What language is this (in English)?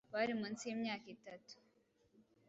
Kinyarwanda